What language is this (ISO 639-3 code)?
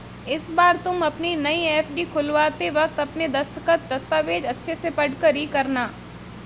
hin